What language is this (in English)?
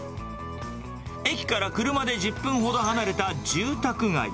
Japanese